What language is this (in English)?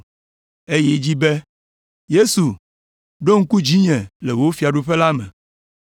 Ewe